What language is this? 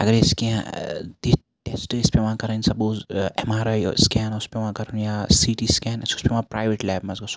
Kashmiri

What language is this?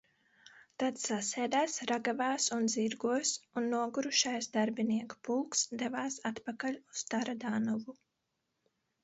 Latvian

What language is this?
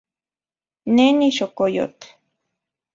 Central Puebla Nahuatl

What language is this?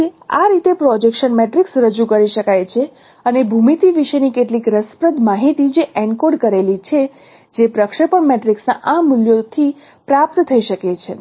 Gujarati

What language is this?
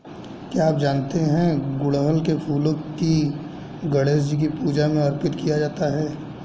Hindi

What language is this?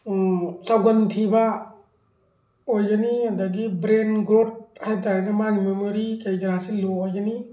Manipuri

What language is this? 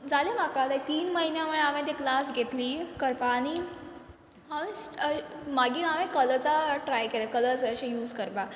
Konkani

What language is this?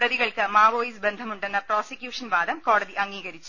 Malayalam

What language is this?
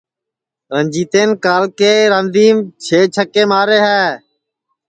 Sansi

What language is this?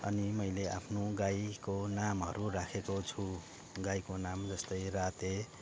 Nepali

